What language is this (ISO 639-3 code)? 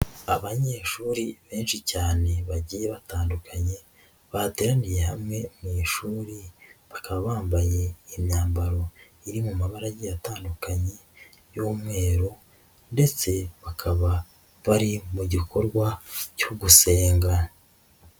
kin